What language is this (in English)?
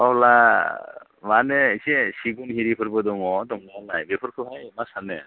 Bodo